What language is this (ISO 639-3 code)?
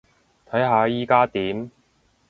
yue